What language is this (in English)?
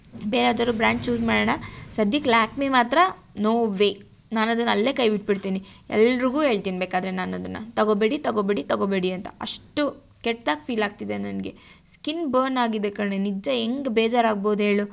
Kannada